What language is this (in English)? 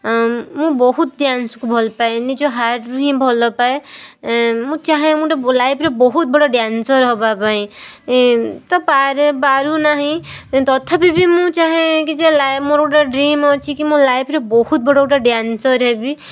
Odia